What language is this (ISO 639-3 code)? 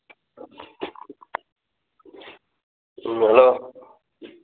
mni